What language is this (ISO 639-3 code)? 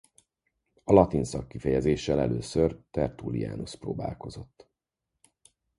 hun